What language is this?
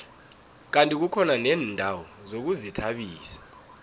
South Ndebele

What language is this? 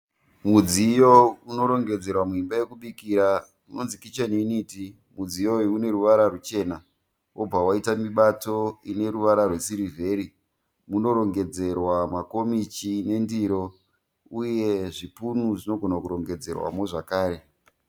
Shona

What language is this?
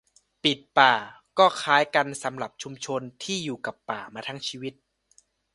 Thai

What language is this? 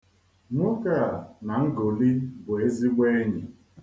Igbo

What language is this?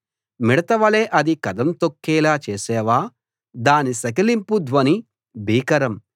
Telugu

